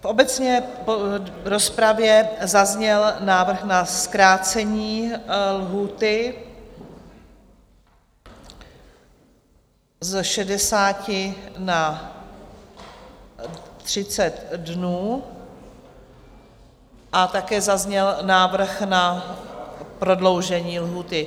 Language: Czech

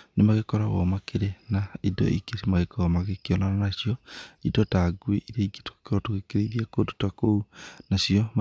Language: Kikuyu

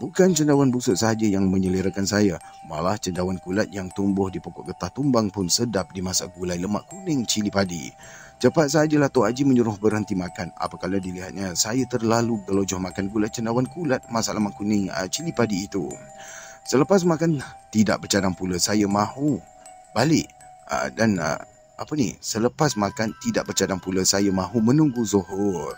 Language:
Malay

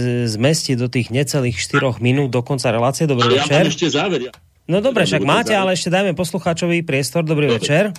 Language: Slovak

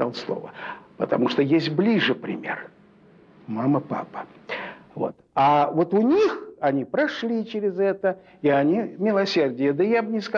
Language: Russian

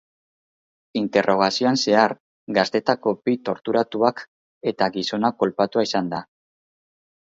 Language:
Basque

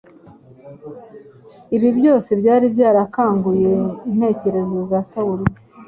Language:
Kinyarwanda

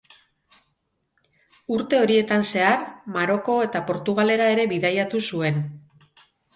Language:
Basque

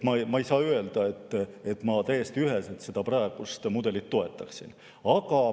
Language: Estonian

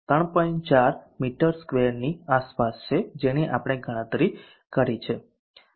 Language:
Gujarati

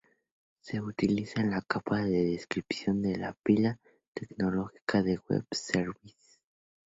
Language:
Spanish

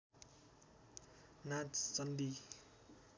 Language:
Nepali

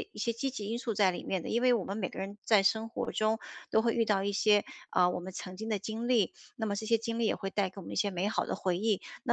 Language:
Chinese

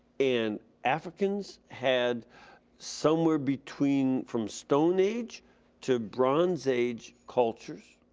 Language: English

